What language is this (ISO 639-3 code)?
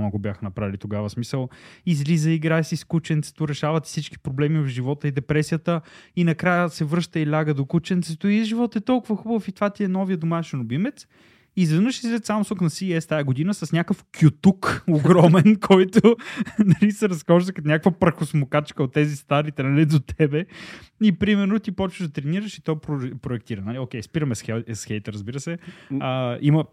bul